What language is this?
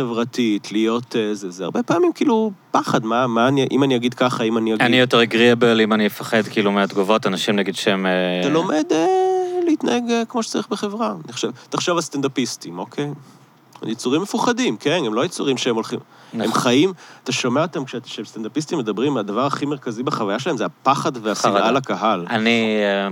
Hebrew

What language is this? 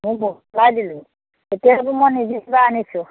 Assamese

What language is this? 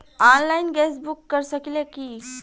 Bhojpuri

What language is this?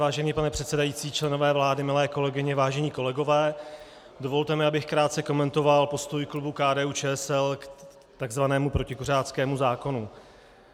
Czech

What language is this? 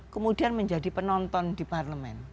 Indonesian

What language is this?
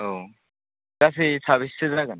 Bodo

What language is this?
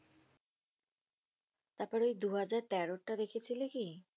Bangla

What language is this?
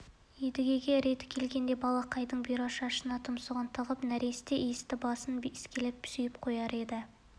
Kazakh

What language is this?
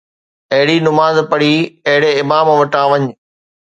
Sindhi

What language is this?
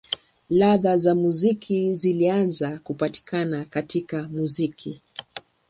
Swahili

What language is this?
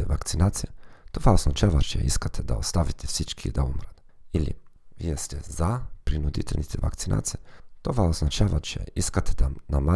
Bulgarian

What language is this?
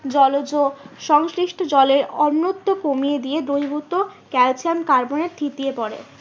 Bangla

